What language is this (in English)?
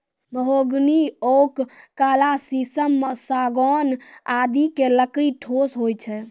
Maithili